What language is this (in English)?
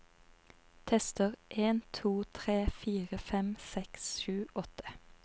Norwegian